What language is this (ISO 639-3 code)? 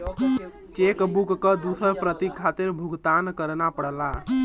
bho